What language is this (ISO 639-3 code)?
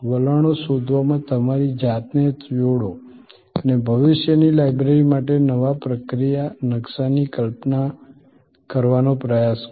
guj